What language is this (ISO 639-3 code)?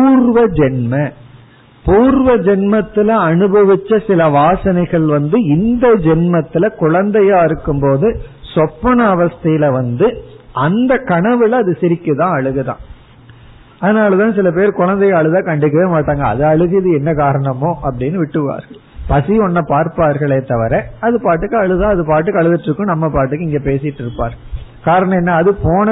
tam